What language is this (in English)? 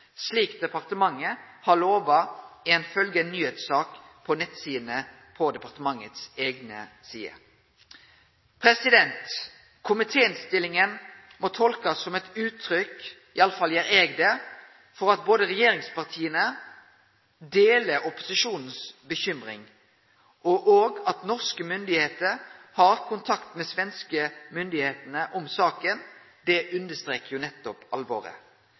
Norwegian Nynorsk